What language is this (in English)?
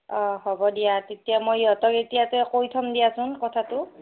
Assamese